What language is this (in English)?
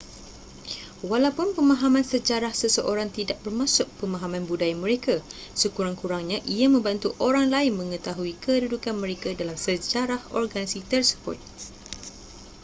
Malay